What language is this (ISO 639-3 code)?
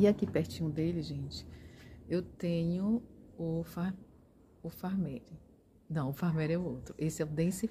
por